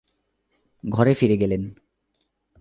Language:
Bangla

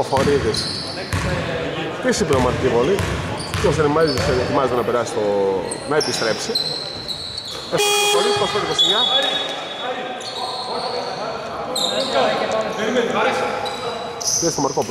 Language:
Greek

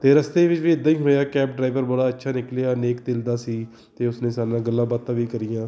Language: Punjabi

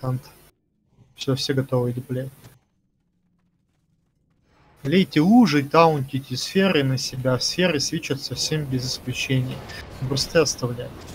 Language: Russian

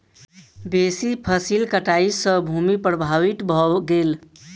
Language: Maithili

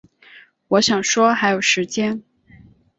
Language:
Chinese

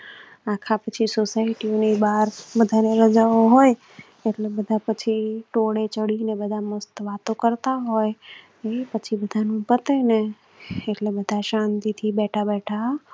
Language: Gujarati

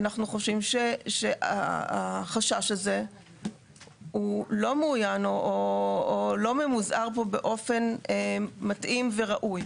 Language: Hebrew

